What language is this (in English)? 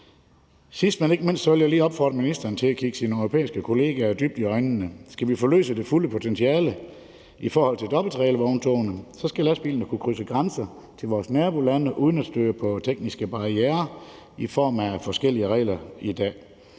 Danish